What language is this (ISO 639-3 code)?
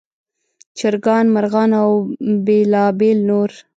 pus